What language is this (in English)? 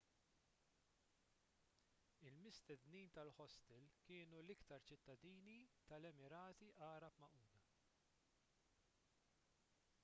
Maltese